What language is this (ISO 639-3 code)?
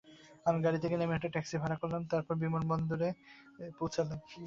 ben